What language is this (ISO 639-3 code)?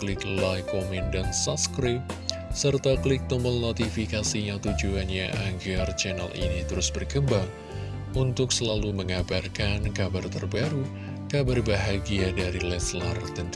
ind